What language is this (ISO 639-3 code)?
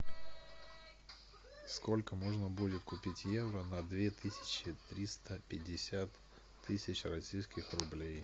rus